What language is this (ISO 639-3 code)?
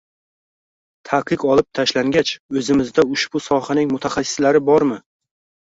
uzb